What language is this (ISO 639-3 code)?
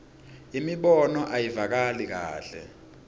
ssw